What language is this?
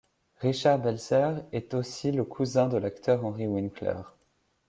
French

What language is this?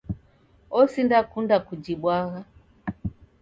Taita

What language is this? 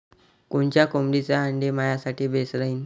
Marathi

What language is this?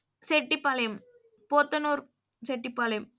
Tamil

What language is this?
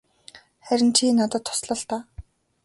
Mongolian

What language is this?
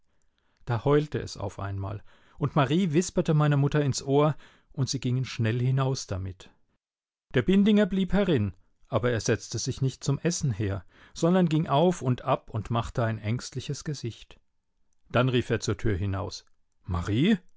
German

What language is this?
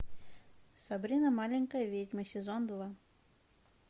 Russian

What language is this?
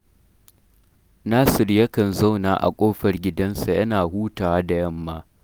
Hausa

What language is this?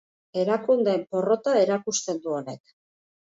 Basque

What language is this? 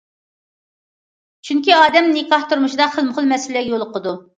Uyghur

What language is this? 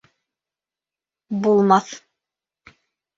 Bashkir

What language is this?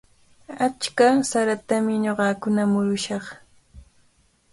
Cajatambo North Lima Quechua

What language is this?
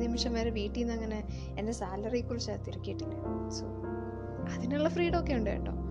Malayalam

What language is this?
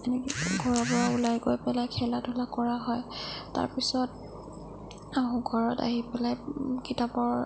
Assamese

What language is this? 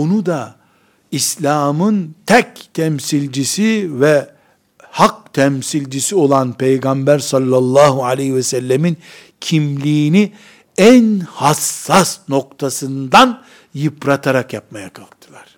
Turkish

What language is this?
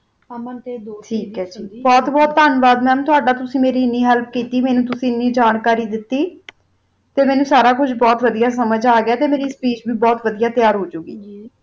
Punjabi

